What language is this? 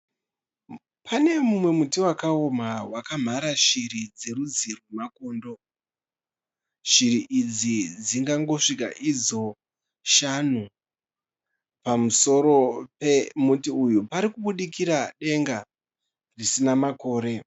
Shona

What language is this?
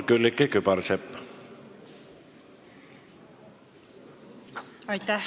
Estonian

